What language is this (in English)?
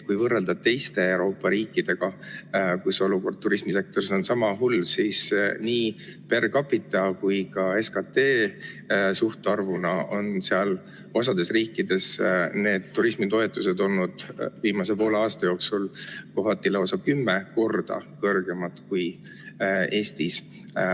Estonian